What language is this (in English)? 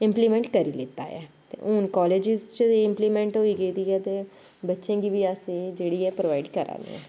Dogri